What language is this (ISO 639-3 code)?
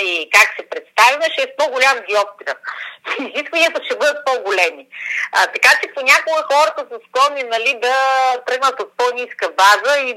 bul